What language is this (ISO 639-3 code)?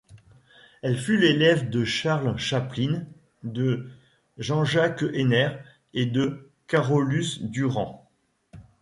fra